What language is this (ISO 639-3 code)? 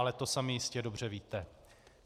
ces